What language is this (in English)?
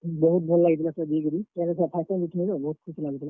Odia